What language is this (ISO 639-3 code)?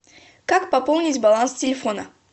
rus